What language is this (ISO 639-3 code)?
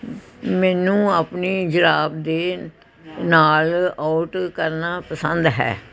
pan